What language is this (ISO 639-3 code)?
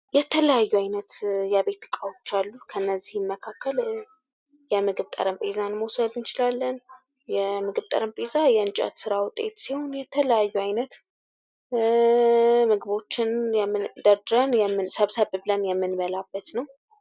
amh